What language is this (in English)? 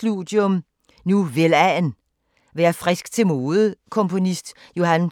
Danish